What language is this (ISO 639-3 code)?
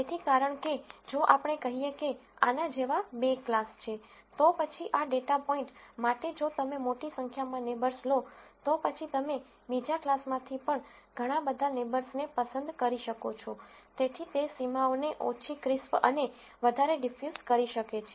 guj